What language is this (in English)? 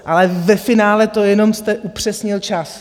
Czech